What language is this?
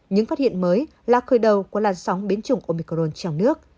Vietnamese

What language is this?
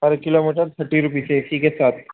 Urdu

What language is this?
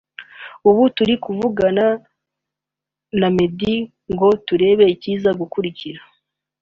Kinyarwanda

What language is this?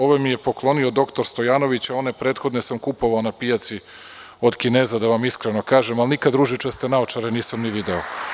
Serbian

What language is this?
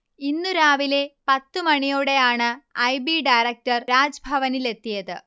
Malayalam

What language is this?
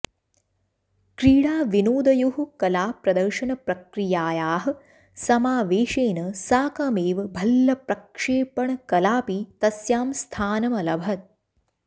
Sanskrit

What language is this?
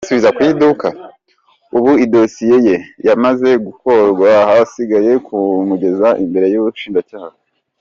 Kinyarwanda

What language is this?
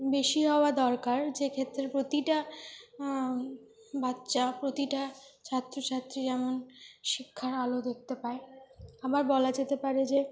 Bangla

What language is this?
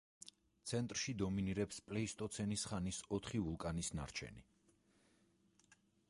Georgian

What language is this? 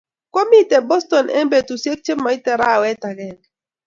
Kalenjin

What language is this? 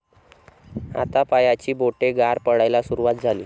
Marathi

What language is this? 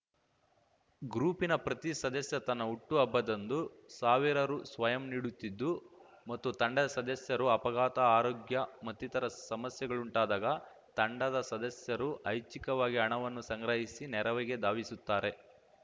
Kannada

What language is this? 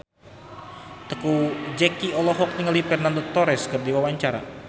Sundanese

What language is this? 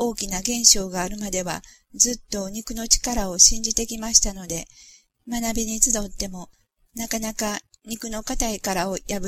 Japanese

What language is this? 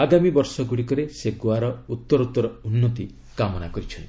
Odia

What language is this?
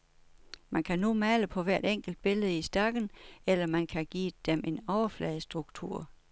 Danish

